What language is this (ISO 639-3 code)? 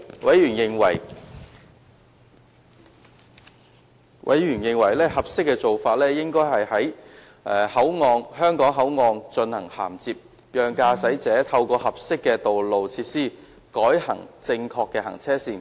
yue